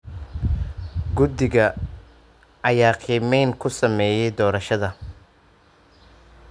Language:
Somali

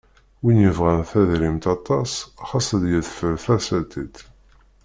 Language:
Kabyle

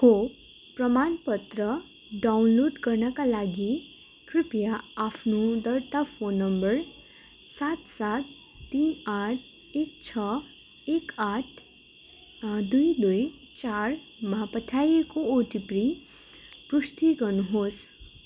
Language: Nepali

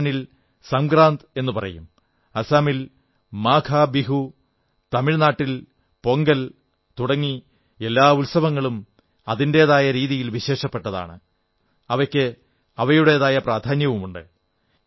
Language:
Malayalam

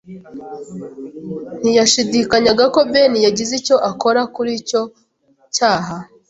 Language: Kinyarwanda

